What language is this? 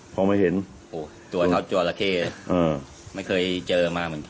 Thai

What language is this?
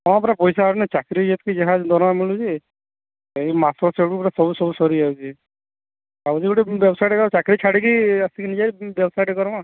Odia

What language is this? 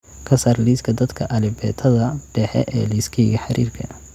Somali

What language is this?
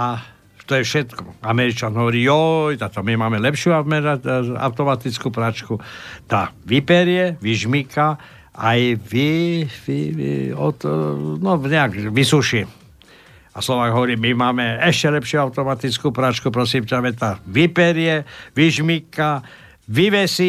Slovak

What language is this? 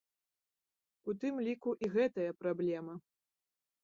Belarusian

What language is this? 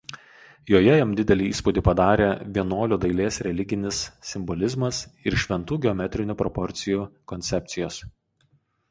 Lithuanian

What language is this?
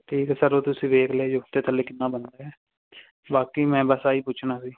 Punjabi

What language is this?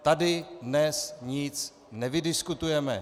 Czech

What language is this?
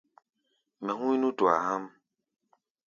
Gbaya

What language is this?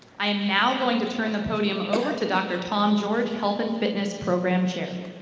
English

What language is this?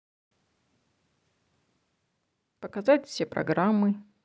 Russian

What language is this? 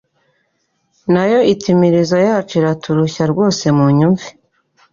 Kinyarwanda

